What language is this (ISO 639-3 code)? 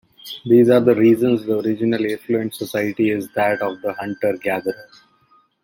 eng